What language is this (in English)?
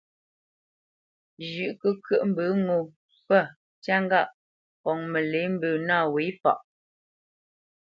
Bamenyam